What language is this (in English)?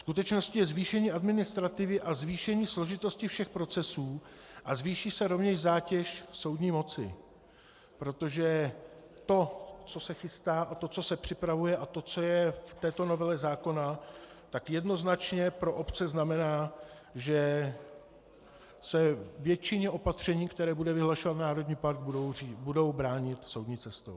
Czech